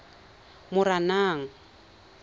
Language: Tswana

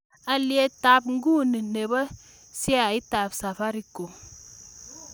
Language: Kalenjin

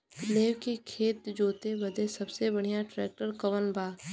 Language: Bhojpuri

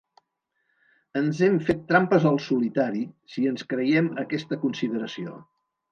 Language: Catalan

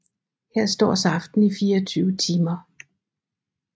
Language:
Danish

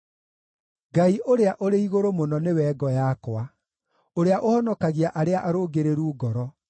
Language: Kikuyu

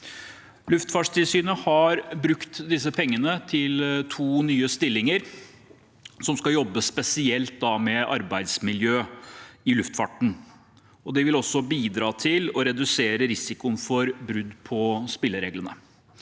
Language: Norwegian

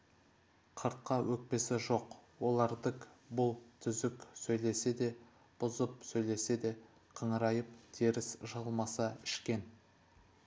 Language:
Kazakh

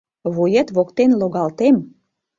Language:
Mari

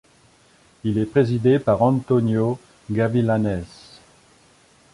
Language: French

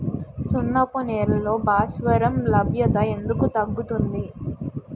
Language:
Telugu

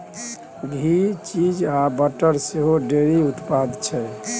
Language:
Maithili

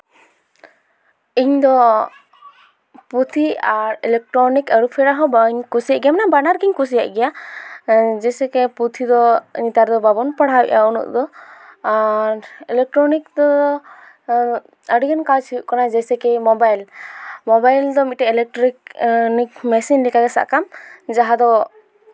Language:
Santali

